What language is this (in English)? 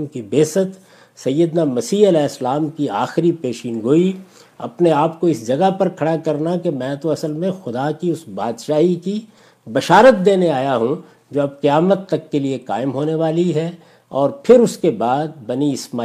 Urdu